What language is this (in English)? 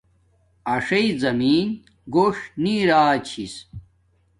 Domaaki